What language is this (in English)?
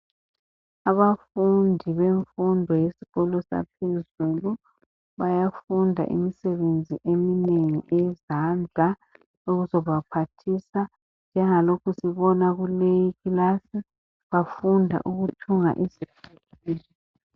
North Ndebele